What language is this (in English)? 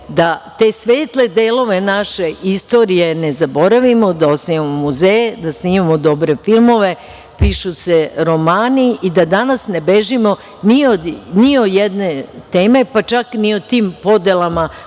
Serbian